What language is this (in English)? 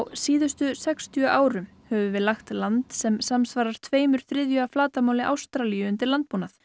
Icelandic